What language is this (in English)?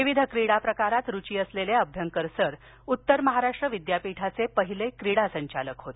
Marathi